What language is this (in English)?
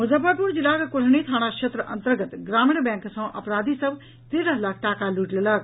Maithili